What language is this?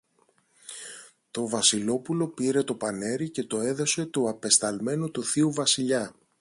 Greek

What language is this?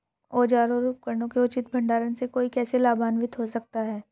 Hindi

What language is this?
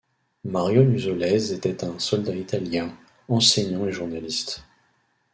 French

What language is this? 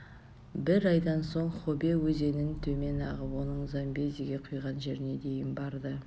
Kazakh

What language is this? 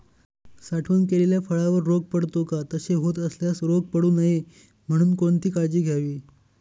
Marathi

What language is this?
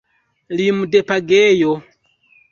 Esperanto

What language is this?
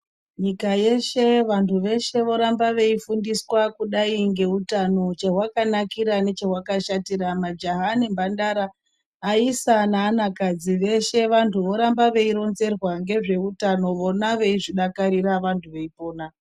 Ndau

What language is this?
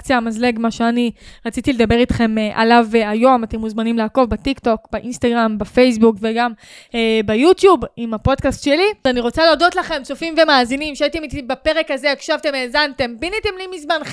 Hebrew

